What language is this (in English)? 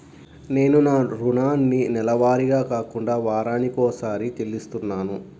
Telugu